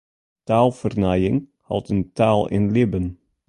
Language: Western Frisian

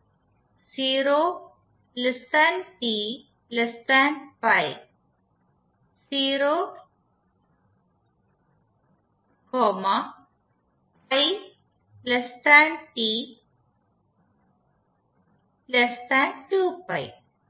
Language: Malayalam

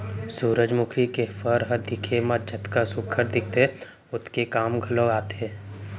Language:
Chhattisgarhi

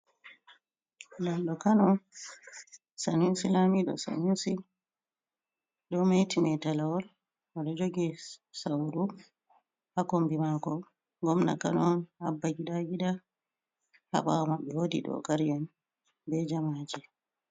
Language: Fula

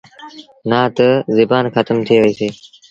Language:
Sindhi Bhil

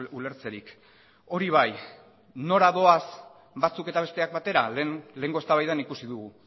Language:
Basque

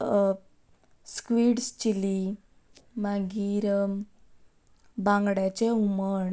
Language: Konkani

